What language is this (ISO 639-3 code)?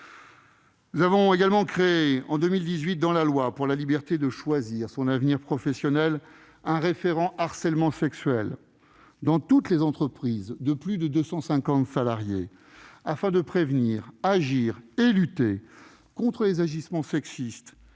fra